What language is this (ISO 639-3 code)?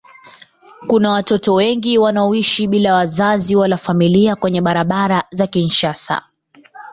swa